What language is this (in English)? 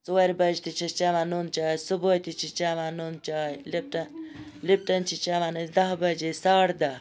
Kashmiri